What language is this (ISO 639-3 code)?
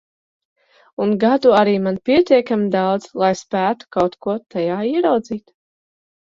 lav